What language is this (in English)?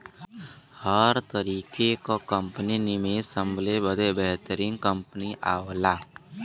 Bhojpuri